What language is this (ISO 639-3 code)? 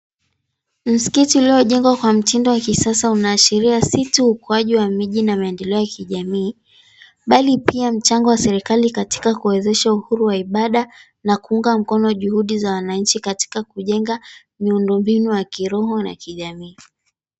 swa